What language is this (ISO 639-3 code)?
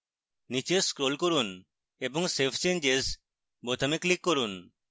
ben